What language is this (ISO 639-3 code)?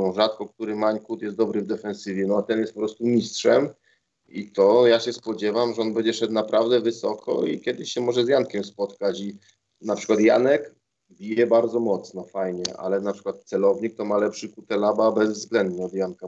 pol